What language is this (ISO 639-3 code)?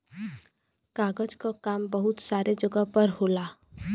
bho